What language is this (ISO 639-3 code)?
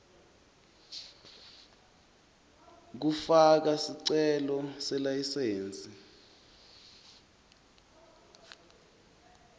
ssw